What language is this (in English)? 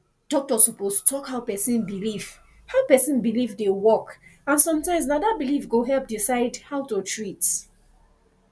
Nigerian Pidgin